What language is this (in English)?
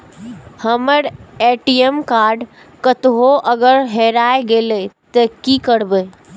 Maithili